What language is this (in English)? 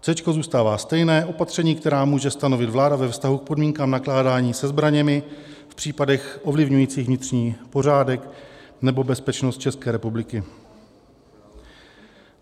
Czech